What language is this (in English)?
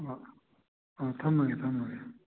Manipuri